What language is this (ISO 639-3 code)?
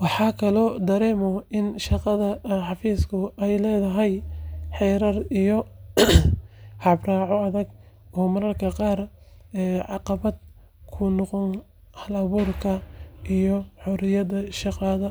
som